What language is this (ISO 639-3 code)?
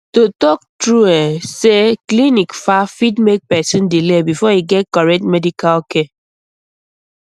pcm